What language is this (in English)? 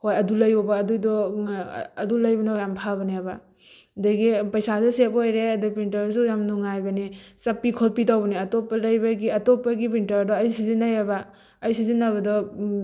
Manipuri